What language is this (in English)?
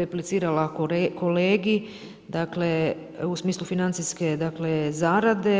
Croatian